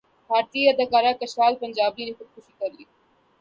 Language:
Urdu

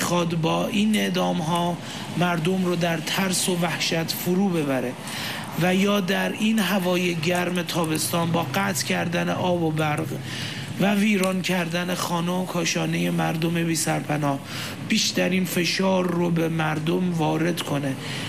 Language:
Persian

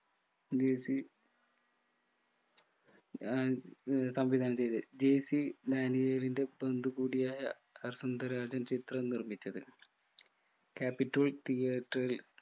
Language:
Malayalam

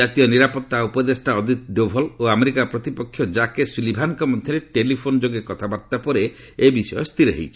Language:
Odia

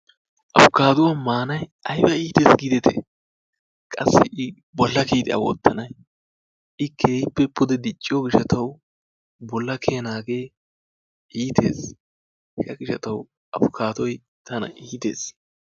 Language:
Wolaytta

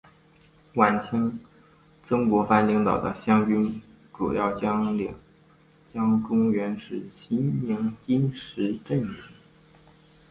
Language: Chinese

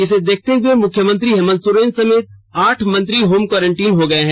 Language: Hindi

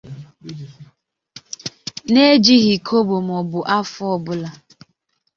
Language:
Igbo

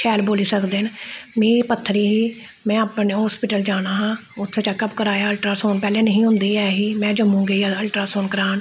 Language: Dogri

